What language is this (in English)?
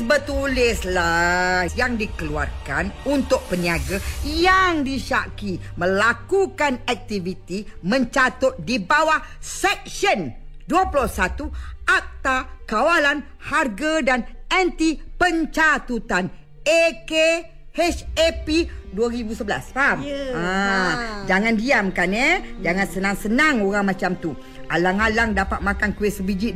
Malay